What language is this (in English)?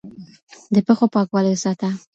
Pashto